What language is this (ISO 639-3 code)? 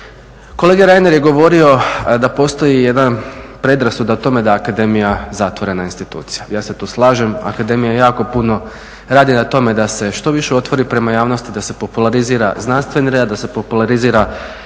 hrv